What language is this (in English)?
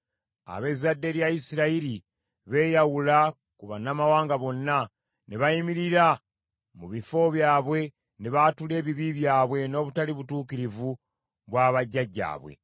Ganda